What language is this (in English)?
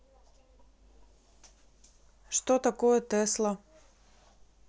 Russian